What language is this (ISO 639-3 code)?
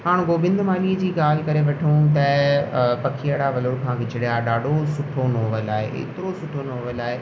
snd